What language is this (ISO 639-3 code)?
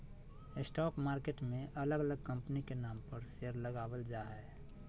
mag